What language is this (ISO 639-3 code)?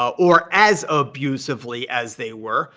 eng